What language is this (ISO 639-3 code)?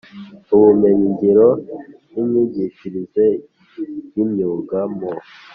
kin